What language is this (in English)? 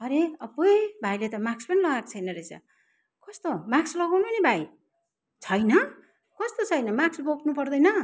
Nepali